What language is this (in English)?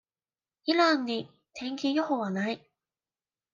Japanese